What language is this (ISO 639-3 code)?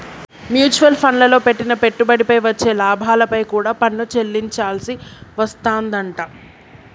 tel